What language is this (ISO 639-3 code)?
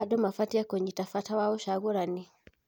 kik